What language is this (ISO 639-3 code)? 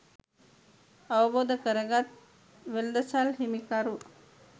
sin